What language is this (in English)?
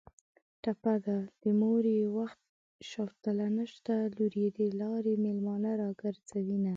Pashto